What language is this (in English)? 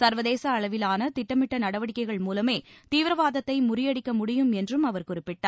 Tamil